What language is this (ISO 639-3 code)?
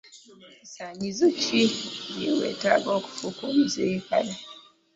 lug